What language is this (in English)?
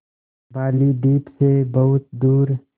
Hindi